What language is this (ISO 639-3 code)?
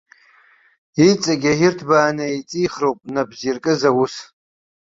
abk